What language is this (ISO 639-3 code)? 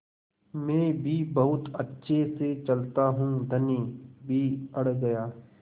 hin